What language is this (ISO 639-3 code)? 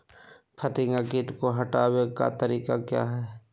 mag